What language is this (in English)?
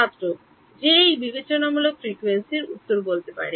Bangla